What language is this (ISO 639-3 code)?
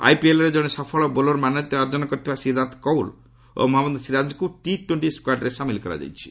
ori